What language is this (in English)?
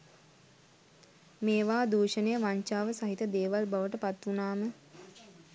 Sinhala